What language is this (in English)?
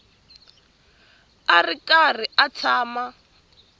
Tsonga